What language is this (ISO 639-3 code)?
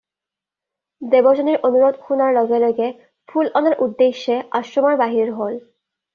asm